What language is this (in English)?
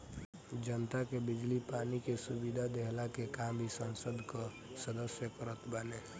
Bhojpuri